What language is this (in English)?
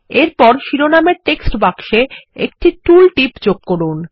Bangla